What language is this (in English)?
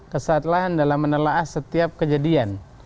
Indonesian